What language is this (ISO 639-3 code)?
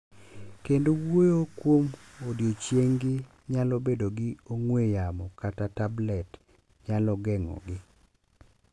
luo